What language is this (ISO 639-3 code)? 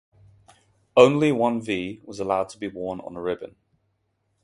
eng